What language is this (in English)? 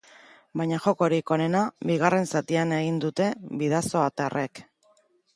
Basque